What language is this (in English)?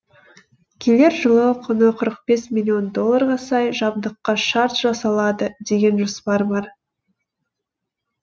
Kazakh